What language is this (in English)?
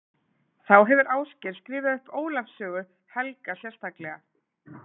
Icelandic